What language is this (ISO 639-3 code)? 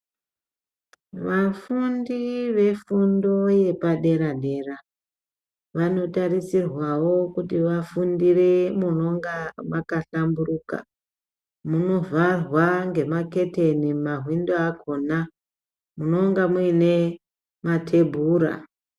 ndc